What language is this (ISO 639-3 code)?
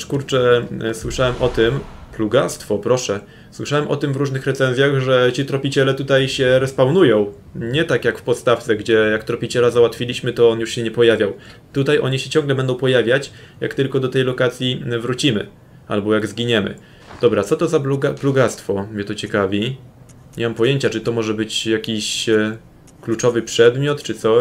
pol